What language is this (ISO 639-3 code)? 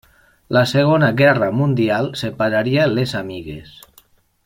cat